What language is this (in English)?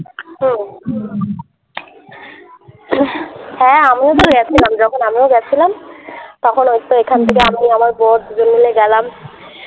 Bangla